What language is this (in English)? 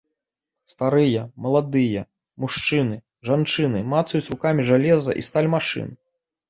Belarusian